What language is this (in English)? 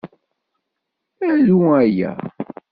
Kabyle